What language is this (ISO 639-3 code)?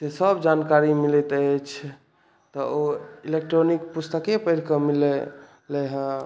mai